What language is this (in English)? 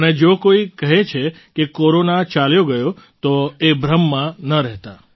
Gujarati